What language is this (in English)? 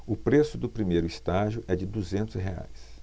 Portuguese